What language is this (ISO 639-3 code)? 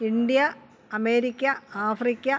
mal